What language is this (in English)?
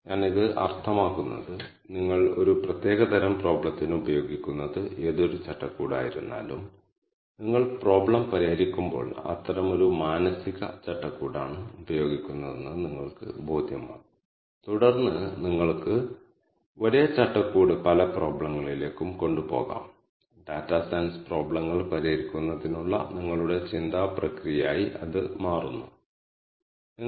Malayalam